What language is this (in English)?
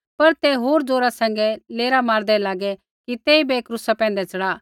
Kullu Pahari